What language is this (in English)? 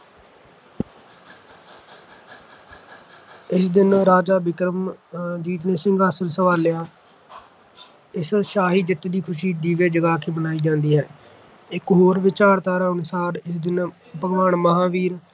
Punjabi